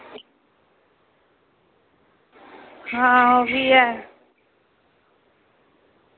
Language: Dogri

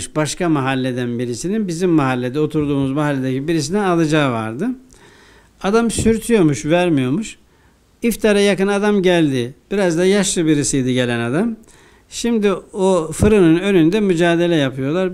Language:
Turkish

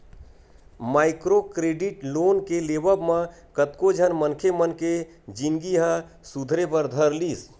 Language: Chhattisgarhi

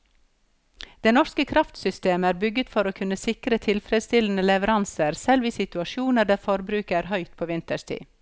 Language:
Norwegian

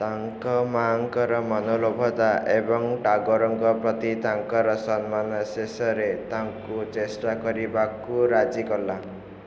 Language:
Odia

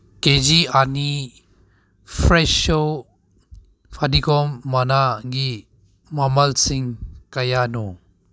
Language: Manipuri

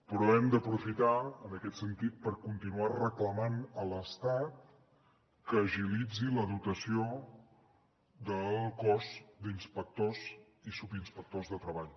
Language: Catalan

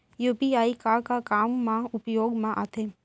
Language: Chhattisgarhi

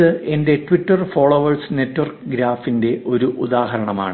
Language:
Malayalam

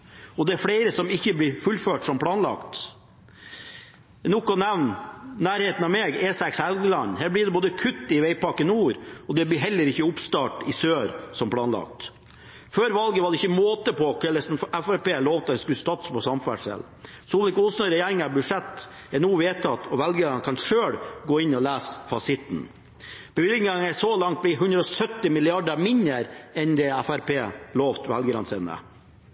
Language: Norwegian Bokmål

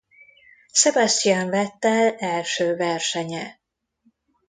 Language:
Hungarian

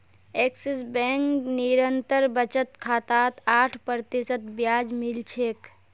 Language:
Magahi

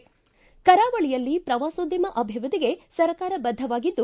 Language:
Kannada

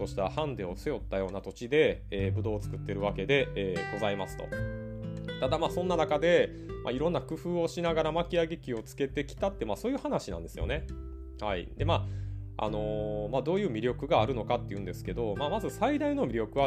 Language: Japanese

